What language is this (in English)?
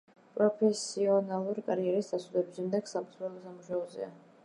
Georgian